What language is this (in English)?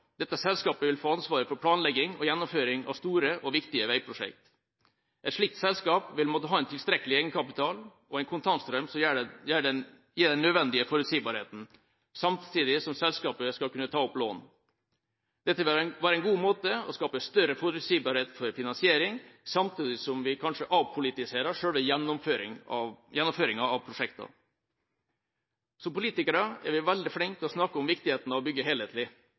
Norwegian Bokmål